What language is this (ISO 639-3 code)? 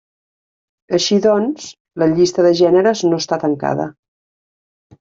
cat